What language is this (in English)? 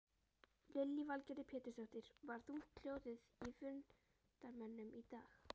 Icelandic